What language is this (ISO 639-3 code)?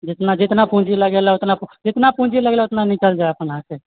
mai